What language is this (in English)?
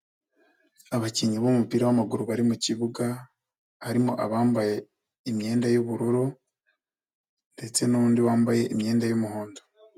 Kinyarwanda